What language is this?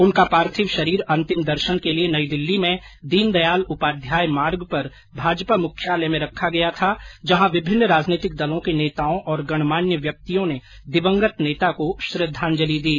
Hindi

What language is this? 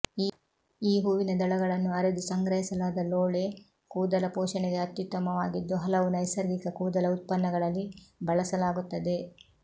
Kannada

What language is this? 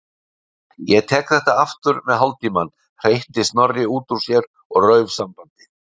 Icelandic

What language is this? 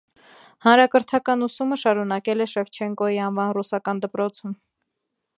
Armenian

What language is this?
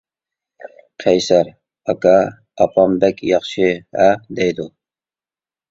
Uyghur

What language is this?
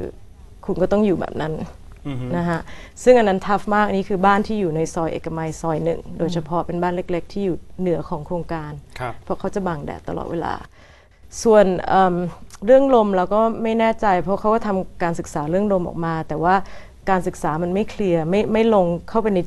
Thai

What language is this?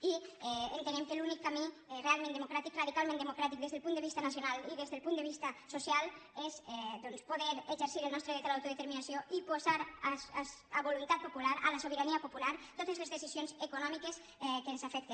Catalan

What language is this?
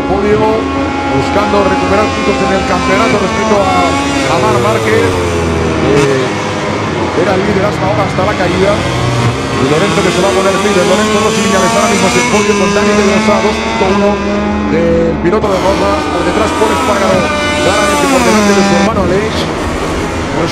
Spanish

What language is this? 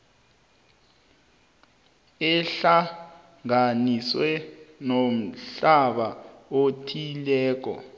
South Ndebele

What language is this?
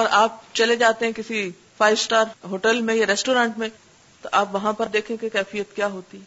Urdu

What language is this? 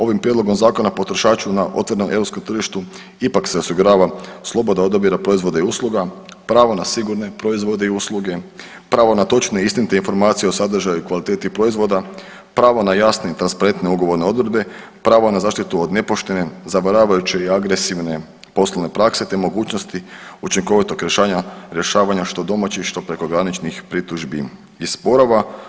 Croatian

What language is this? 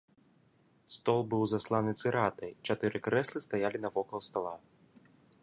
Belarusian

